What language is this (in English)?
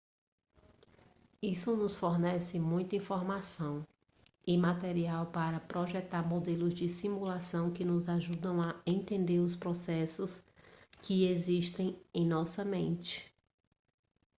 Portuguese